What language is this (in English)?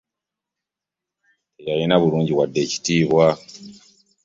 Ganda